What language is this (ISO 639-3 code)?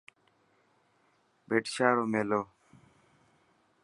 mki